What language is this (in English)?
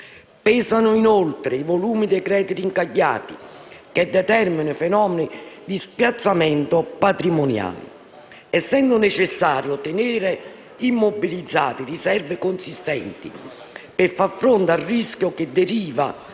Italian